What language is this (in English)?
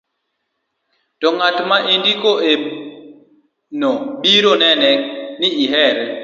Luo (Kenya and Tanzania)